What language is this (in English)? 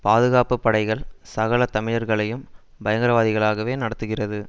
Tamil